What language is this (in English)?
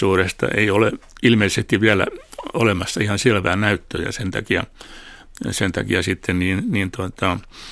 Finnish